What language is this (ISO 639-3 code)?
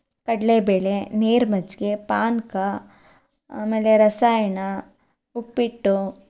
kan